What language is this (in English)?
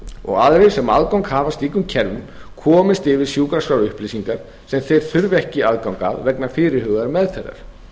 Icelandic